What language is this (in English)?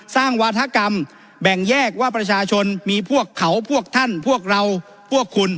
Thai